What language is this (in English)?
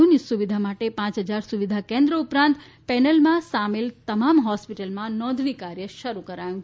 Gujarati